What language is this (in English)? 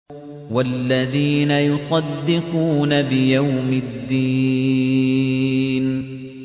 Arabic